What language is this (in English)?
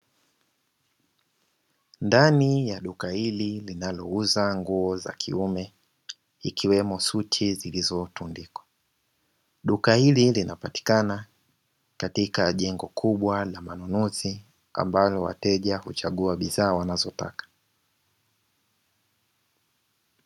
Swahili